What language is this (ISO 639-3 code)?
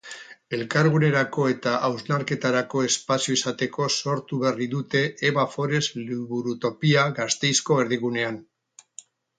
eus